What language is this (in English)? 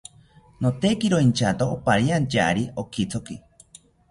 South Ucayali Ashéninka